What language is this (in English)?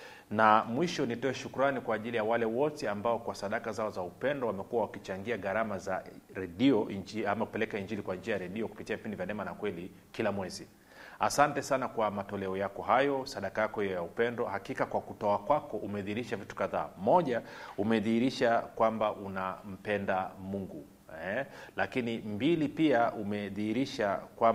Swahili